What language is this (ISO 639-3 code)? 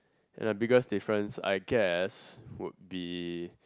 eng